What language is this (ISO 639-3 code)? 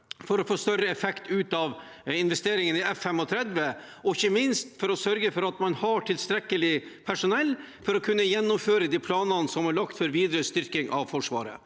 nor